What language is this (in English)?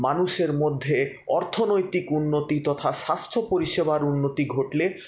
Bangla